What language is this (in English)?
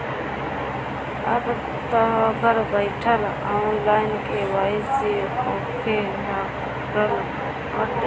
Bhojpuri